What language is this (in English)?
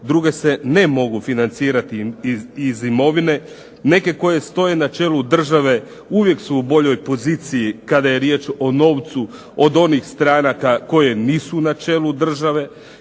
Croatian